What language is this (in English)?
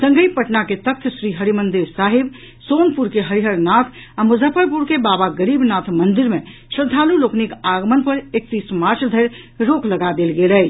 Maithili